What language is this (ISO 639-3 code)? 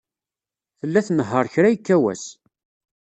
kab